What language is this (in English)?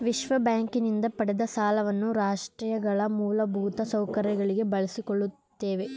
Kannada